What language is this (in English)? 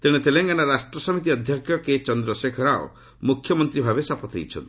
Odia